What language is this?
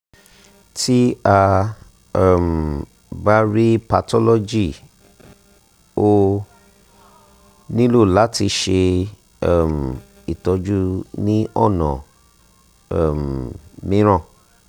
Yoruba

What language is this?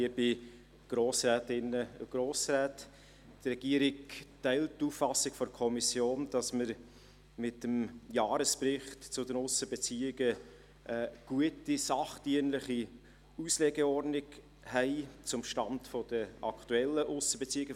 Swiss German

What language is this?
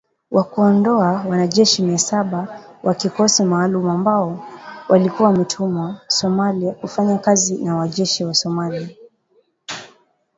Swahili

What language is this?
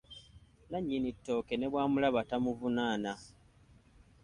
Ganda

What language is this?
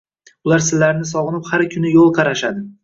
Uzbek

